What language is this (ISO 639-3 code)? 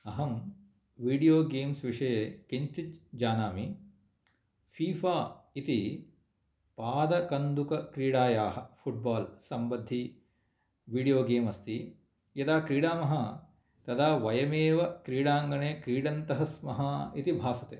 san